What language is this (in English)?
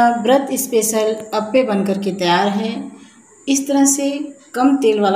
Hindi